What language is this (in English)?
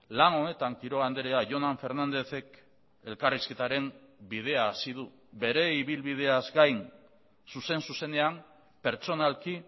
Basque